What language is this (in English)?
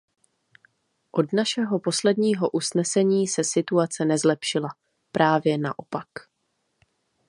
Czech